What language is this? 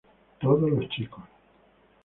Spanish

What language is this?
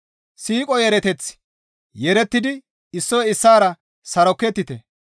Gamo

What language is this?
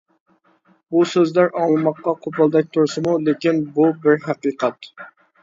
Uyghur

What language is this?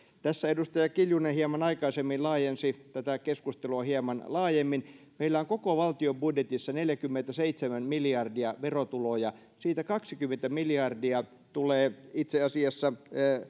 Finnish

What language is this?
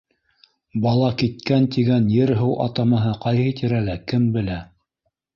Bashkir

